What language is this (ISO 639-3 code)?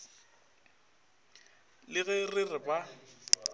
nso